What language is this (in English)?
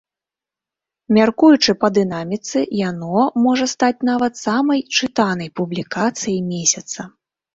Belarusian